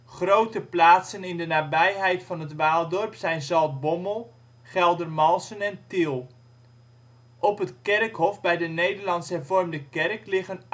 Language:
Dutch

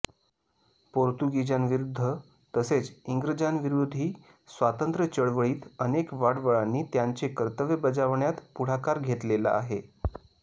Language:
Marathi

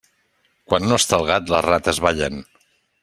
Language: Catalan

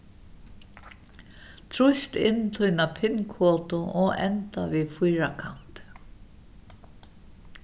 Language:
Faroese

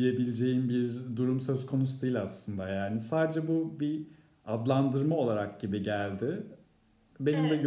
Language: Turkish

